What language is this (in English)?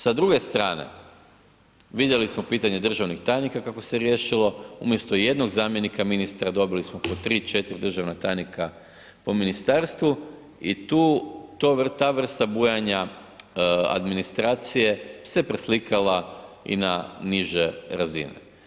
Croatian